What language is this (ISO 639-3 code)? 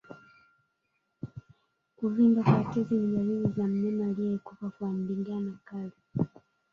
swa